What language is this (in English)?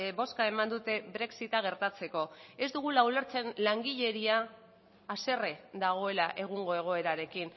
Basque